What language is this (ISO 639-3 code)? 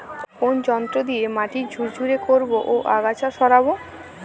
ben